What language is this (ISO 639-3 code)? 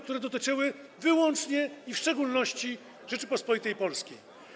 pol